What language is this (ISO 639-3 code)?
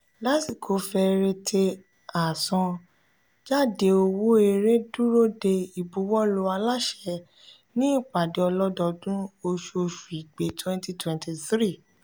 yor